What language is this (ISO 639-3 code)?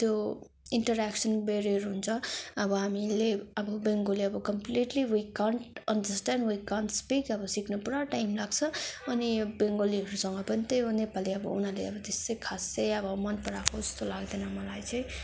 nep